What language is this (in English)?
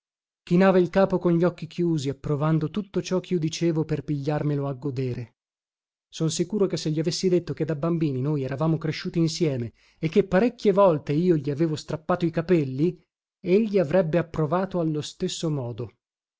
Italian